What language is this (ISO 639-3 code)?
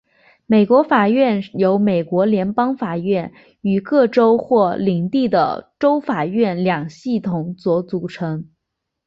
zho